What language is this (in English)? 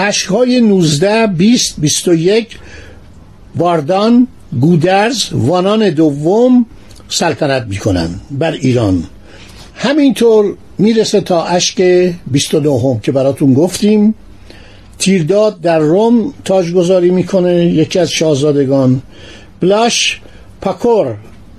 Persian